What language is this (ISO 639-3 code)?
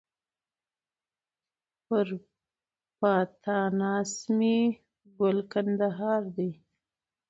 pus